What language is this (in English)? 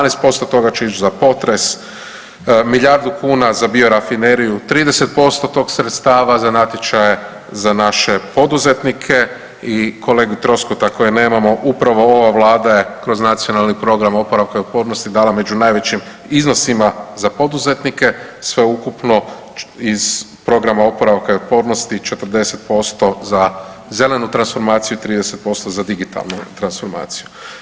Croatian